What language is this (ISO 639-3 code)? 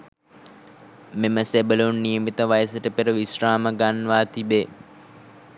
sin